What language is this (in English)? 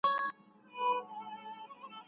Pashto